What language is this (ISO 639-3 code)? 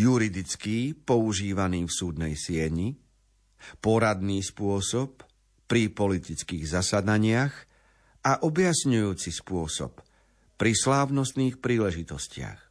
slk